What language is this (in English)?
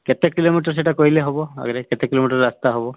Odia